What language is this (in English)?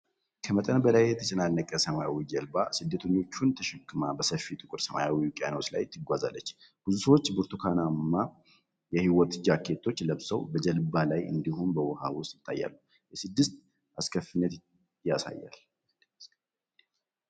Amharic